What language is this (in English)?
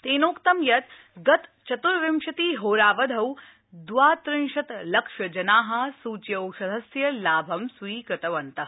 Sanskrit